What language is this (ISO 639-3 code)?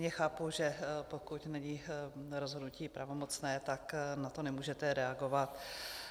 ces